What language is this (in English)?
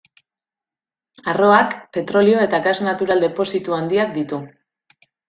Basque